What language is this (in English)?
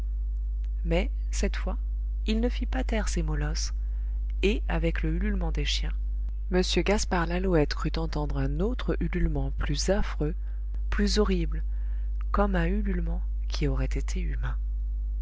French